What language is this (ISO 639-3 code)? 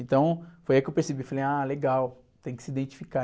por